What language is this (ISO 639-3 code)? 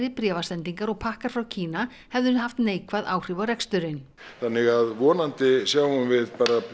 isl